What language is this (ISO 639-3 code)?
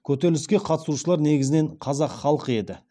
kaz